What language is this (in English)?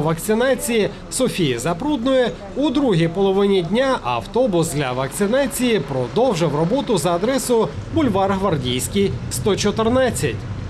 Ukrainian